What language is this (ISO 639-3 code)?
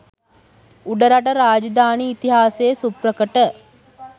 sin